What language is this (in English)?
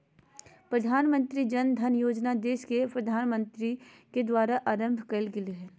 Magahi